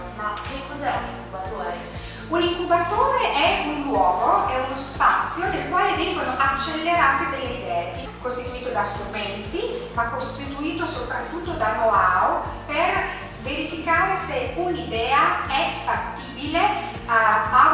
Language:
Italian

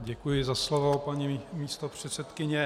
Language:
Czech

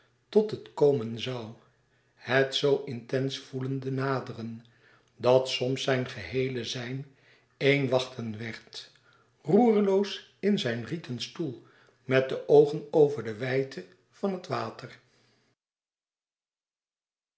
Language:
Dutch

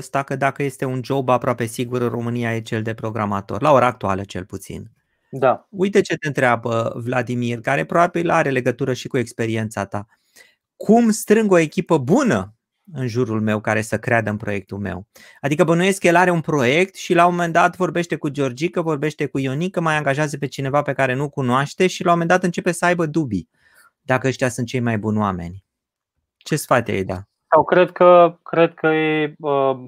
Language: Romanian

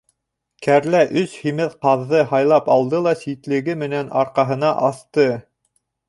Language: Bashkir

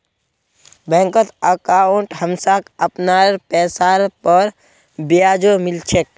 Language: Magahi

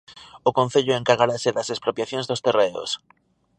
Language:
Galician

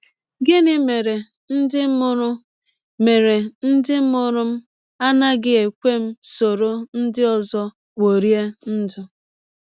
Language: Igbo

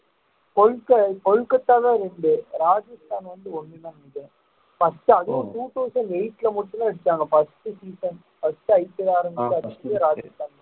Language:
Tamil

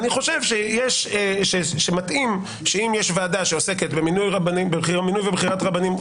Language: Hebrew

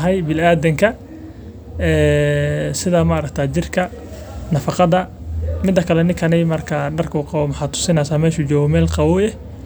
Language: Somali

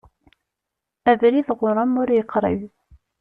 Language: Kabyle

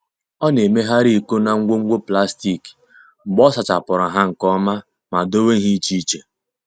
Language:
Igbo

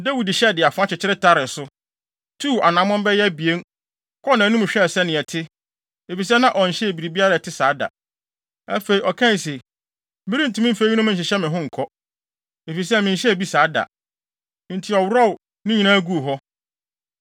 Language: Akan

